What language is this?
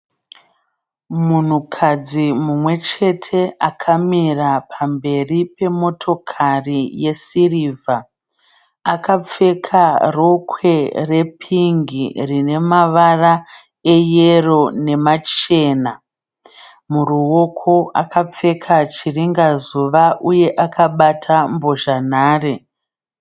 Shona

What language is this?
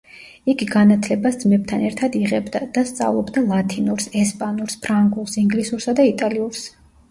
Georgian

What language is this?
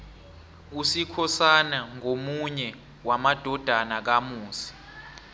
South Ndebele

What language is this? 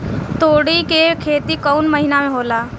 Bhojpuri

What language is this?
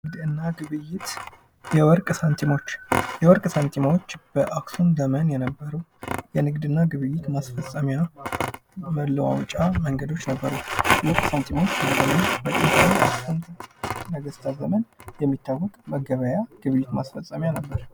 Amharic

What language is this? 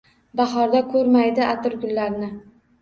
Uzbek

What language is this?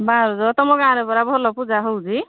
Odia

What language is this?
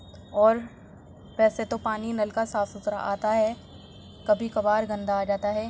Urdu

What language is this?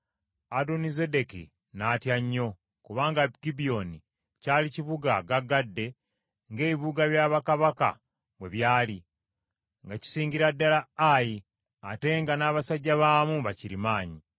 Ganda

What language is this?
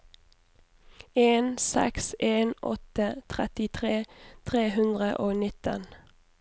Norwegian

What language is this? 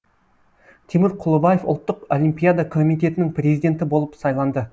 Kazakh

